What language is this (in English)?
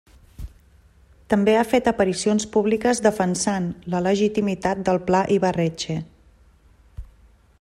Catalan